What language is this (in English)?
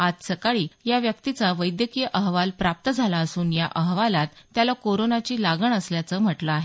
Marathi